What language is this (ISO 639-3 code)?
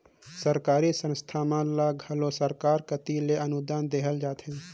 hne